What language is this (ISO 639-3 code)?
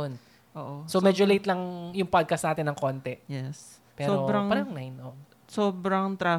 fil